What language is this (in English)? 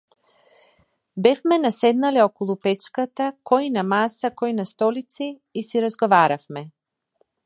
Macedonian